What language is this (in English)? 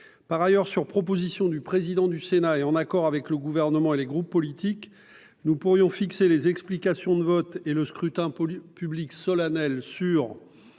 French